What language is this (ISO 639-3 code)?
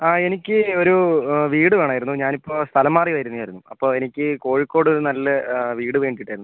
mal